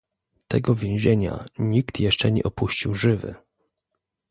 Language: Polish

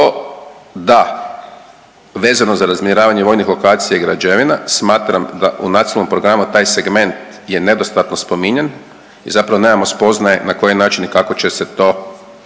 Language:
Croatian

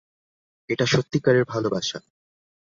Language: Bangla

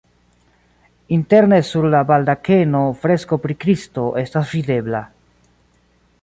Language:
Esperanto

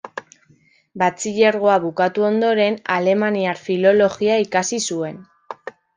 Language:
Basque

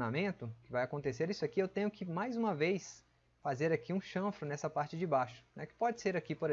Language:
Portuguese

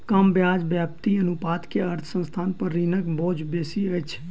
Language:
Maithili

